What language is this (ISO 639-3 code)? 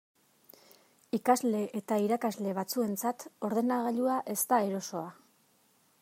eus